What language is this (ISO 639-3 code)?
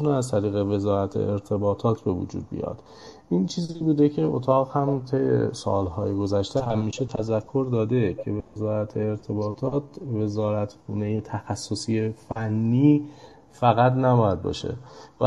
fas